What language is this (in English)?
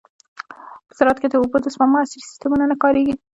Pashto